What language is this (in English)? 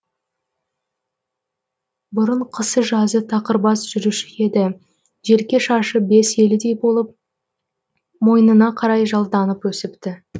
Kazakh